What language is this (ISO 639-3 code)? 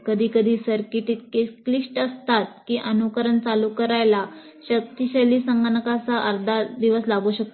mar